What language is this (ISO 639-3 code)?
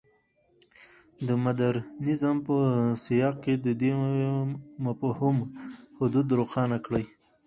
pus